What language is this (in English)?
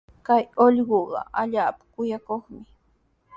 Sihuas Ancash Quechua